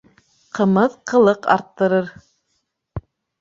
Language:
Bashkir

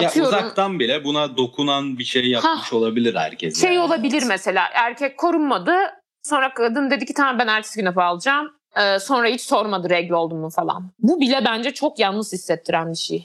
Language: Turkish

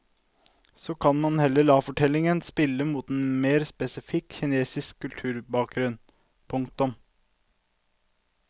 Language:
Norwegian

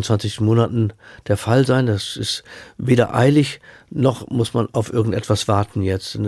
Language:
German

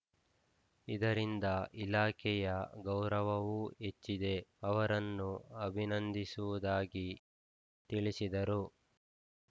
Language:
Kannada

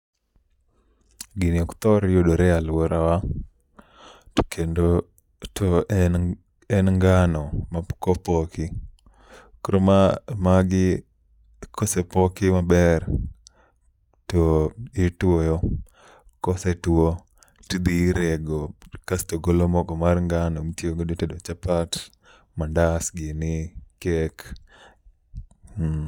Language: Luo (Kenya and Tanzania)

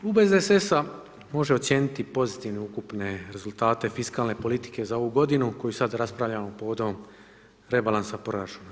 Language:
Croatian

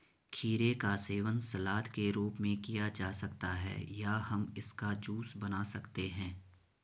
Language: Hindi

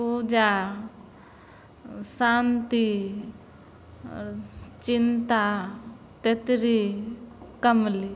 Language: Maithili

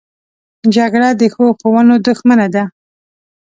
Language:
Pashto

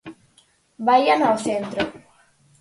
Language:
Galician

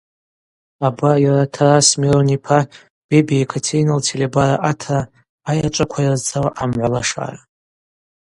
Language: Abaza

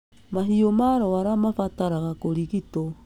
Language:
Kikuyu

